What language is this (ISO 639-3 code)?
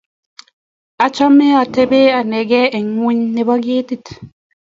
kln